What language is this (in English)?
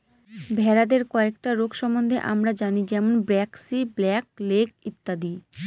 Bangla